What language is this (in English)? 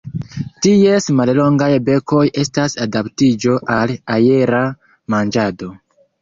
Esperanto